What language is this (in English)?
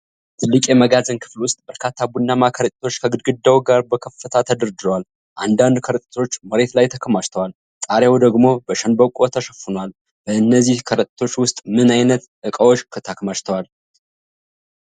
Amharic